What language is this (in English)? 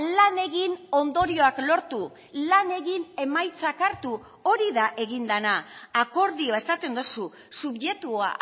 Basque